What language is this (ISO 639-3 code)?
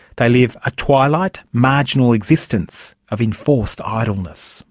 eng